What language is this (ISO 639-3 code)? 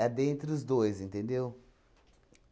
por